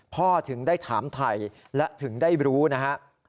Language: Thai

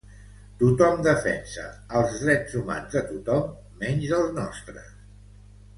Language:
Catalan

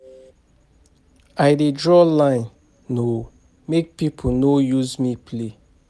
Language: Nigerian Pidgin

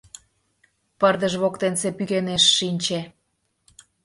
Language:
Mari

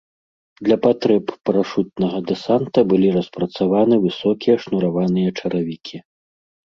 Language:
Belarusian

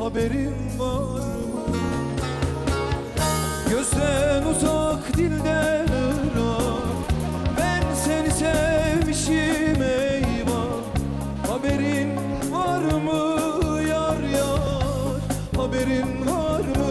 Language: Turkish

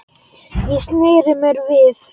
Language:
Icelandic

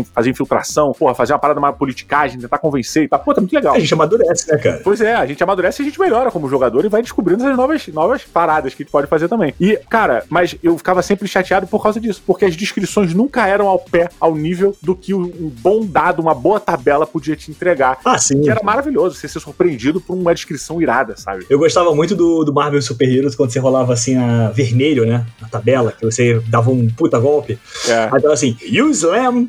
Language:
Portuguese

